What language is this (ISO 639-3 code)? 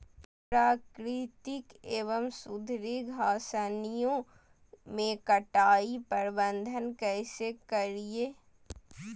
mag